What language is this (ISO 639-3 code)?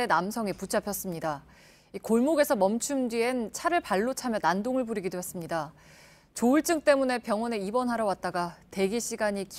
kor